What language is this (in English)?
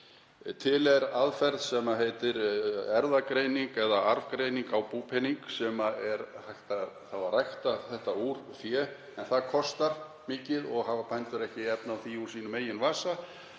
Icelandic